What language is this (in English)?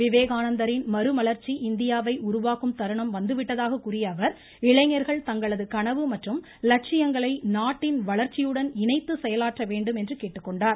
Tamil